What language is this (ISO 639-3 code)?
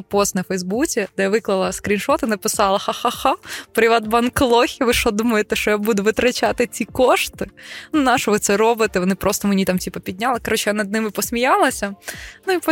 ukr